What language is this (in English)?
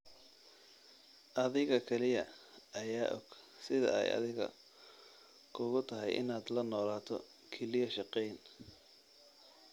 Somali